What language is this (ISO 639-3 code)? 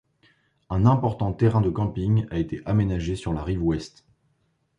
fra